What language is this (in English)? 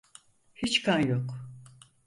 Turkish